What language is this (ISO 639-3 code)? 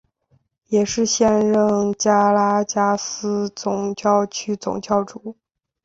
zho